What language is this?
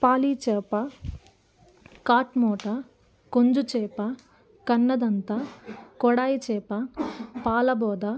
Telugu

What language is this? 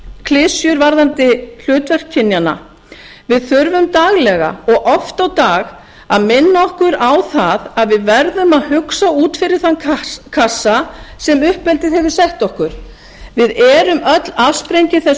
Icelandic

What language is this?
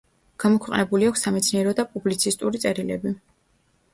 Georgian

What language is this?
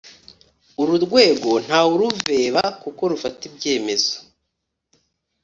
Kinyarwanda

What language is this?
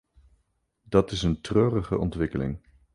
Dutch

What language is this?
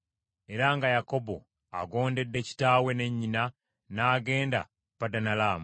Ganda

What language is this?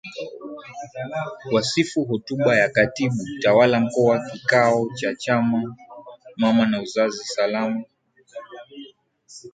Swahili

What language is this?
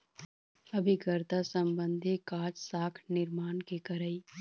Chhattisgarhi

